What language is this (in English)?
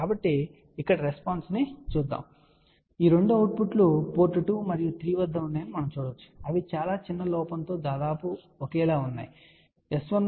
Telugu